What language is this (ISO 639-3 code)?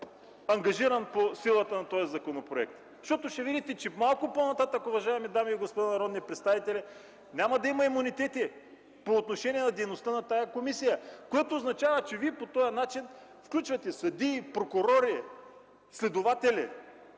bul